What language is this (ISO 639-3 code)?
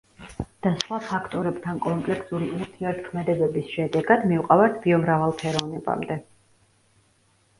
kat